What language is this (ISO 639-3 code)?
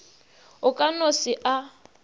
nso